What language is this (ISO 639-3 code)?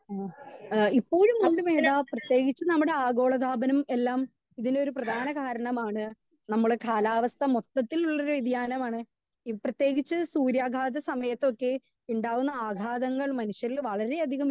mal